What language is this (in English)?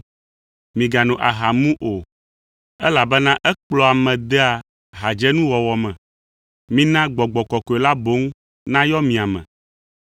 Ewe